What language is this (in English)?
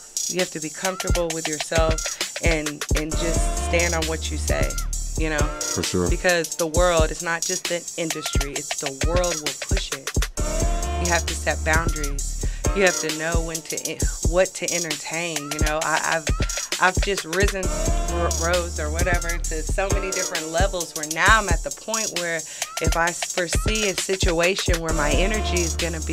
English